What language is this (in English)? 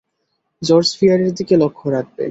Bangla